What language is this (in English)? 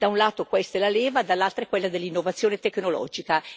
Italian